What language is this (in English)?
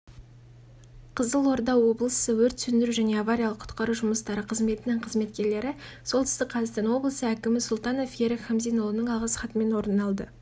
Kazakh